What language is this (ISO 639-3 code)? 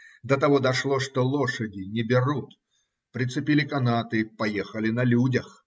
rus